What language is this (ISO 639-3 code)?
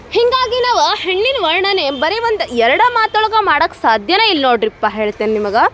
kan